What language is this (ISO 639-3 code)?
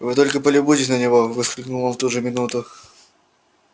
rus